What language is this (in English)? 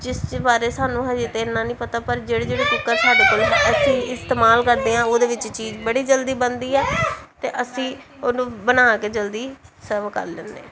Punjabi